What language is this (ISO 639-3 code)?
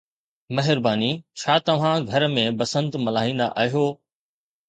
snd